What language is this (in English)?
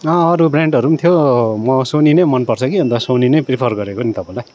Nepali